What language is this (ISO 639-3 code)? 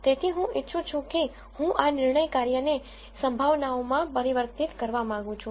guj